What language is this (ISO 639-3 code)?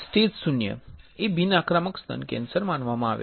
guj